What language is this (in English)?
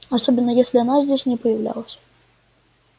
Russian